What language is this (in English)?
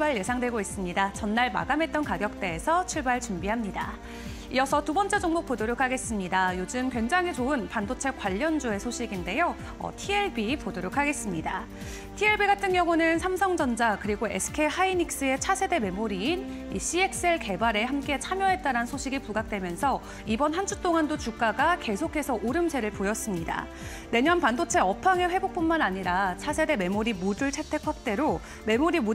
Korean